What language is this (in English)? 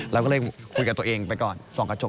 Thai